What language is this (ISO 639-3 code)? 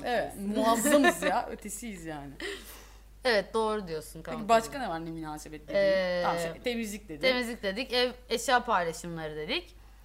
tur